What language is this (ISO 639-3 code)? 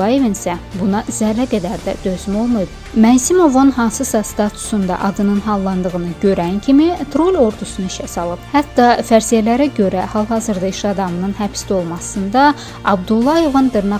tur